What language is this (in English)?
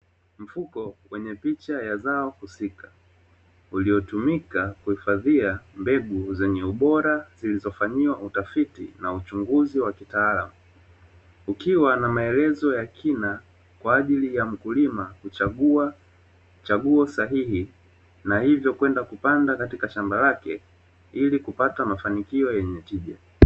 Swahili